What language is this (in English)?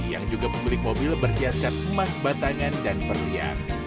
Indonesian